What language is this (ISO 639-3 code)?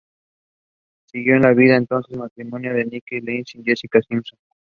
spa